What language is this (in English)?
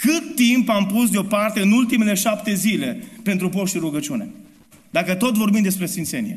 Romanian